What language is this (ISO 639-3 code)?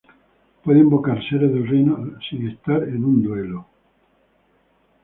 spa